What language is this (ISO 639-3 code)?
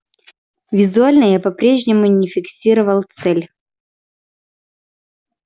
rus